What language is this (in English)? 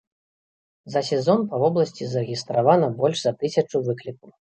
Belarusian